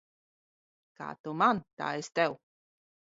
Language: Latvian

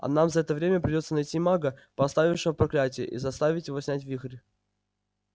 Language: Russian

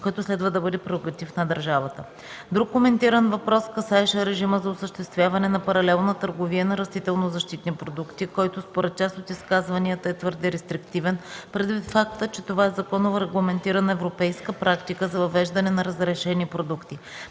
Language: Bulgarian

